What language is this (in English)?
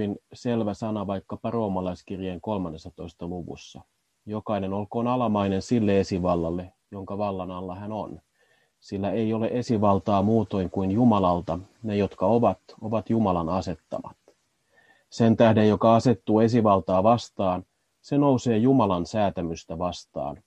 Finnish